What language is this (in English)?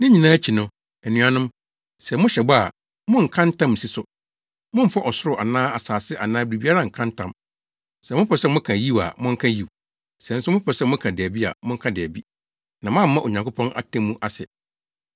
Akan